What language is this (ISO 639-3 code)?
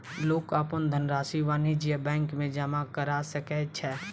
mai